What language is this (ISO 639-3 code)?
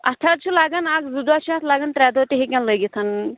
kas